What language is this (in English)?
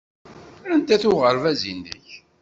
Kabyle